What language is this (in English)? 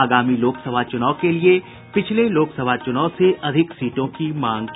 Hindi